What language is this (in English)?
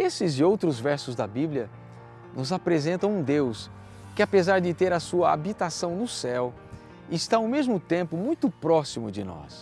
Portuguese